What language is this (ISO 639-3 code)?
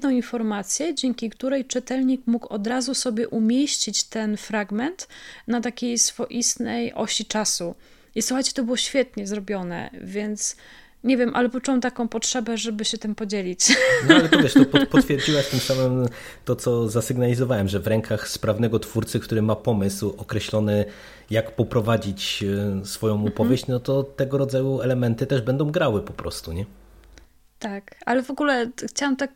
pol